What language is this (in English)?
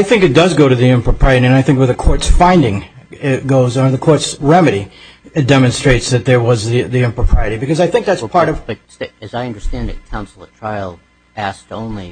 English